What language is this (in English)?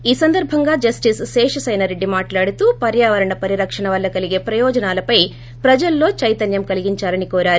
Telugu